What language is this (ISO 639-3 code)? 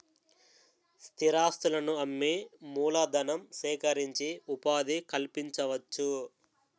tel